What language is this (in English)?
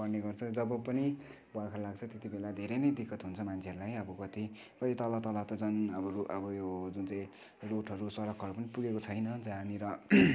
Nepali